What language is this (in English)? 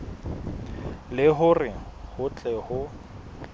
Southern Sotho